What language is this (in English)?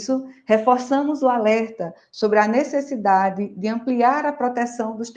Portuguese